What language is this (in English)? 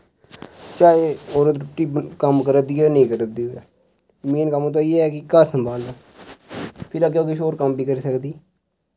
Dogri